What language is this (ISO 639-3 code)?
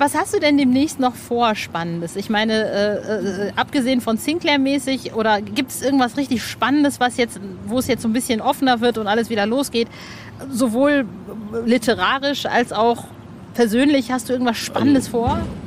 deu